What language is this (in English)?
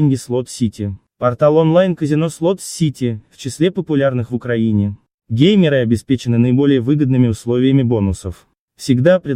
Russian